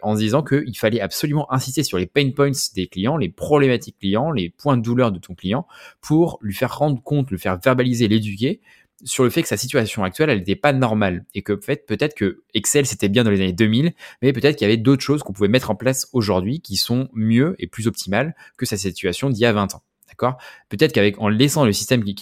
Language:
French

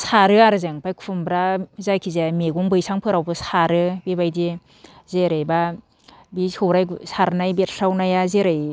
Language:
Bodo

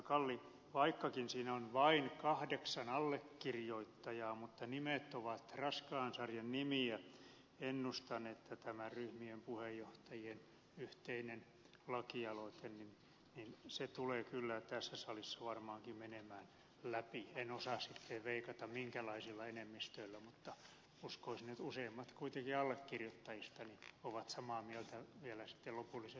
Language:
Finnish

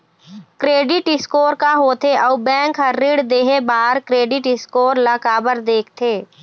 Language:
Chhattisgarhi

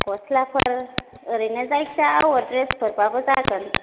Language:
Bodo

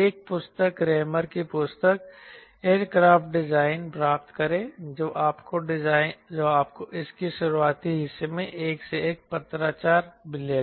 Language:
Hindi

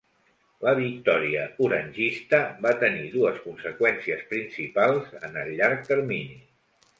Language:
Catalan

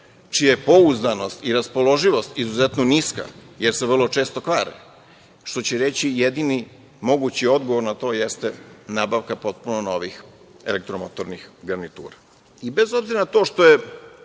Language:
Serbian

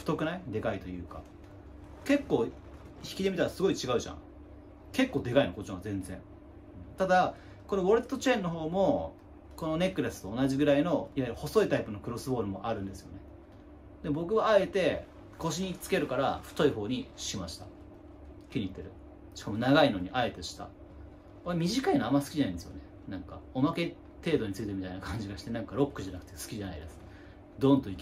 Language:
Japanese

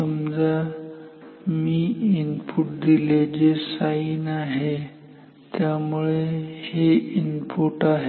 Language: Marathi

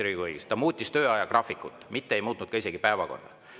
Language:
Estonian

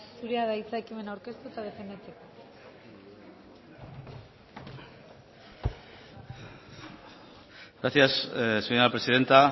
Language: Basque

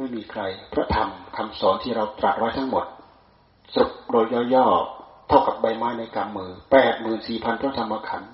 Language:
Thai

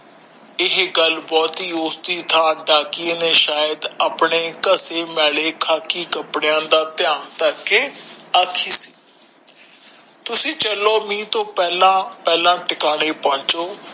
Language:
Punjabi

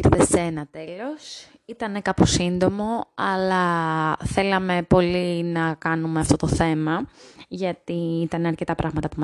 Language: Greek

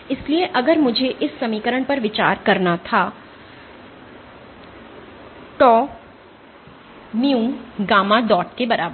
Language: Hindi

